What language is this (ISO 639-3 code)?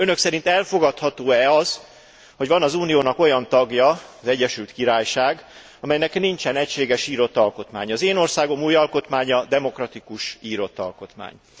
hun